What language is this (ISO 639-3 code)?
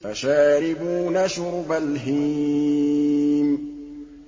ara